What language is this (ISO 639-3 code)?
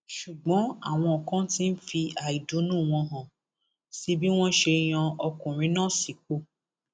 yor